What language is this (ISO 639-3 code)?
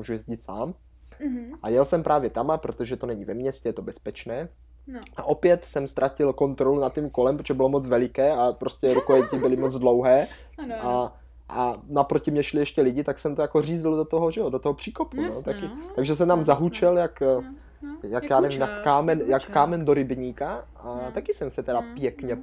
ces